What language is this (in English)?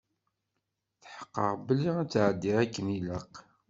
Kabyle